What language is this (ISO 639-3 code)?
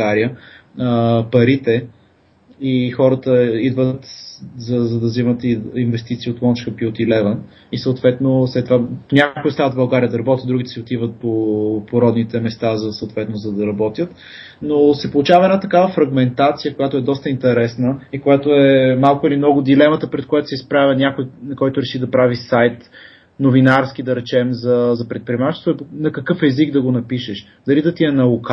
bul